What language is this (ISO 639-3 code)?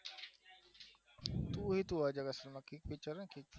guj